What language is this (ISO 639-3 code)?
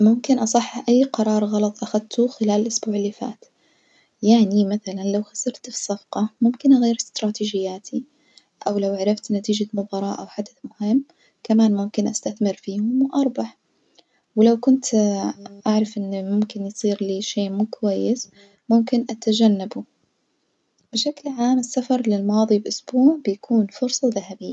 ars